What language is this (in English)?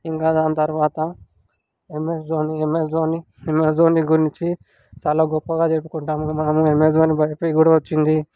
Telugu